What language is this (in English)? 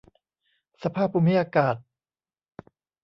Thai